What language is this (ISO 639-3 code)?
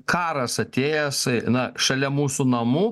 lit